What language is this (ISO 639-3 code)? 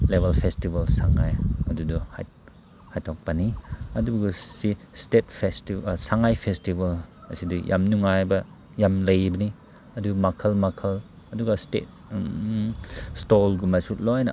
mni